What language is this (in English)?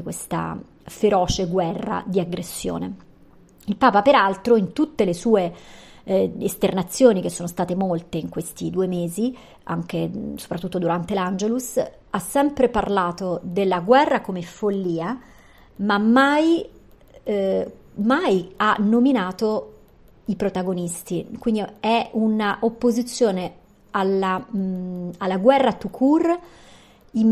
Italian